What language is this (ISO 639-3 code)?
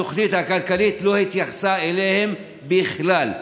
heb